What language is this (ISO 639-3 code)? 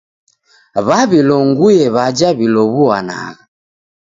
dav